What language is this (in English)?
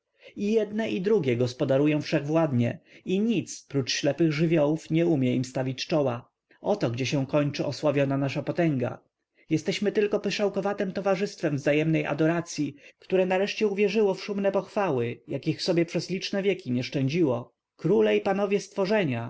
Polish